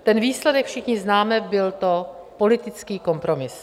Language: Czech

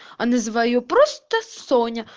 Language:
Russian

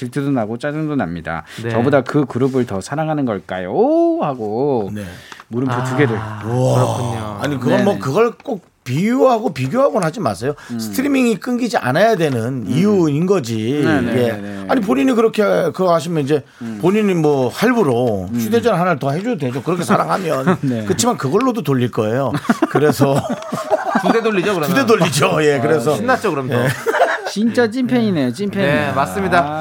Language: Korean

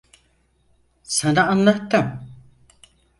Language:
Turkish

